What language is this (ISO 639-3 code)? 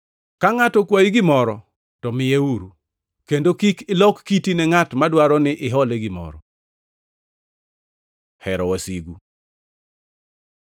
luo